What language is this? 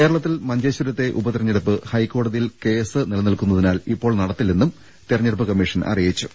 Malayalam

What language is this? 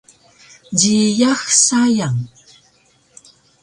Taroko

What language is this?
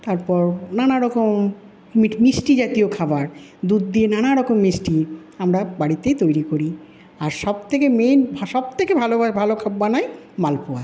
Bangla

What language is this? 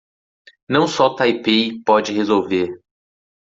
Portuguese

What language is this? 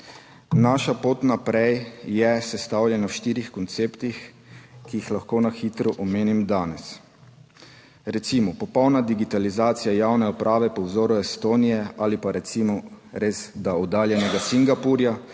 Slovenian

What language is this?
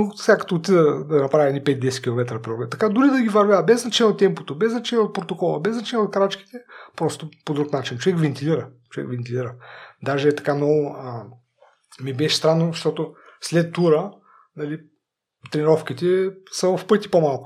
Bulgarian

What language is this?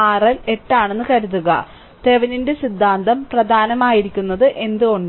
Malayalam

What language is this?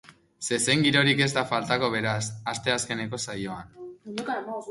Basque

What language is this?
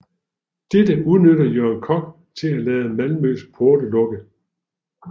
Danish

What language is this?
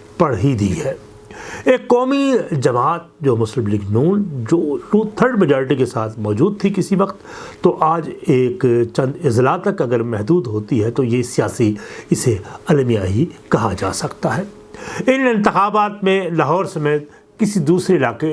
Urdu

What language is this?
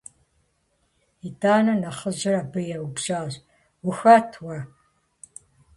Kabardian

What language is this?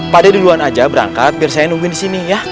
Indonesian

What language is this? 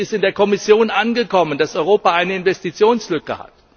German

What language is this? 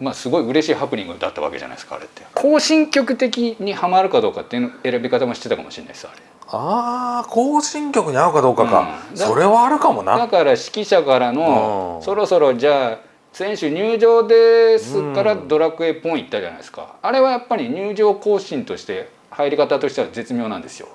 Japanese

